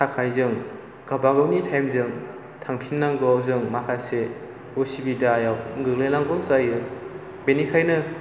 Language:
Bodo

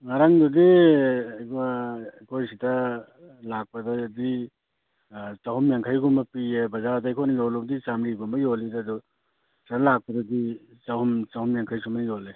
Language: Manipuri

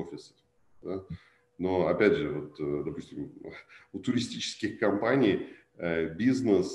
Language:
Russian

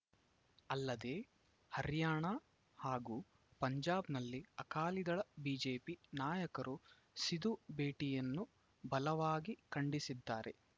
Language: Kannada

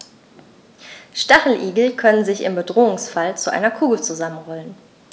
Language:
German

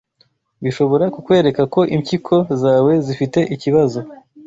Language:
Kinyarwanda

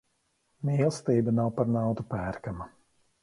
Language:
Latvian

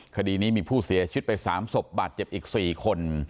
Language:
Thai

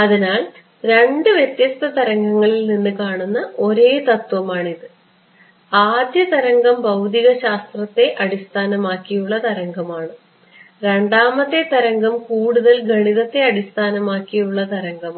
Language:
Malayalam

